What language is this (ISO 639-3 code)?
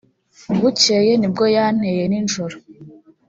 kin